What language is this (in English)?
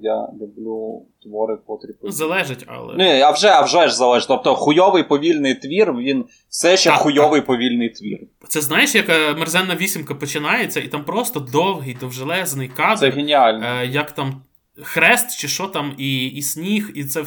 Ukrainian